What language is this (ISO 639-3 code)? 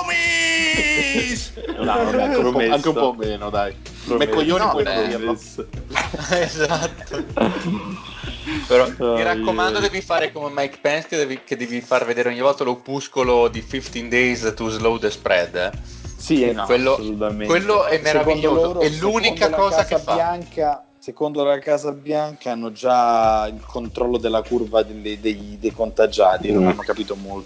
ita